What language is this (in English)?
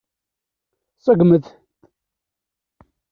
Kabyle